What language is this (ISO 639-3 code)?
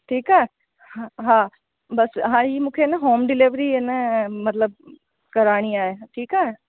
snd